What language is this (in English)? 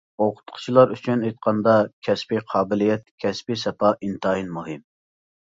Uyghur